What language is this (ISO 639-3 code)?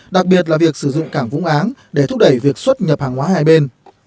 vie